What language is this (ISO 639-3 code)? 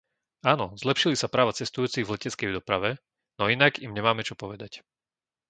slk